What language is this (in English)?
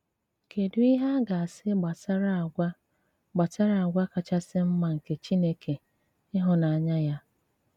Igbo